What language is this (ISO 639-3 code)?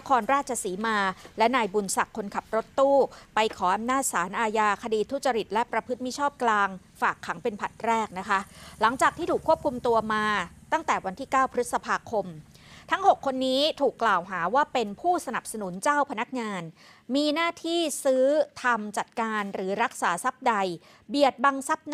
tha